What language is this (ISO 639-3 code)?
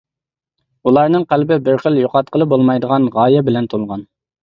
uig